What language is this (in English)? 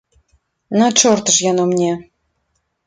Belarusian